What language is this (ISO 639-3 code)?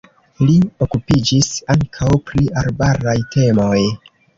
epo